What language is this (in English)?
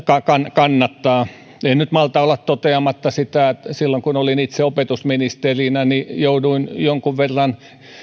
Finnish